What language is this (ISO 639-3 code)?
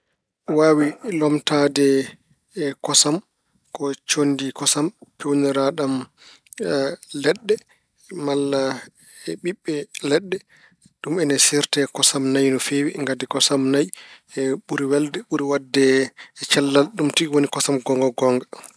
ful